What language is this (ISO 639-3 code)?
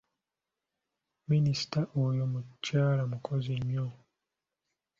lug